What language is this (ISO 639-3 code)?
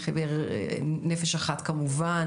heb